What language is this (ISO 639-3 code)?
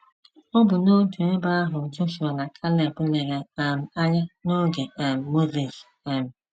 ibo